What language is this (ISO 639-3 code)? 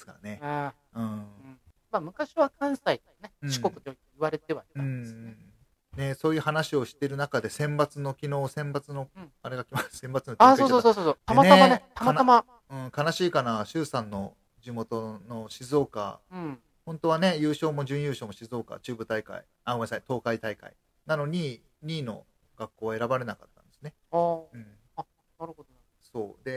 jpn